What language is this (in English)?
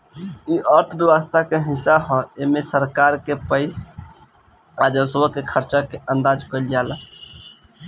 Bhojpuri